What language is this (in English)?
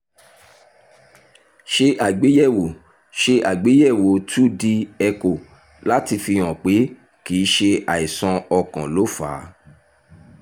Yoruba